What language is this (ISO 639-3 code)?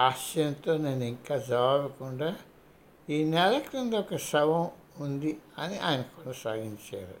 tel